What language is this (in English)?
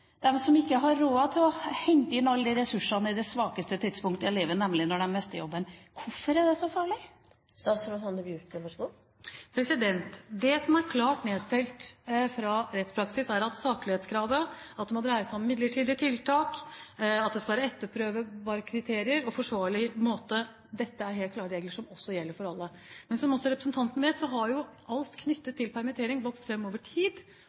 Norwegian Bokmål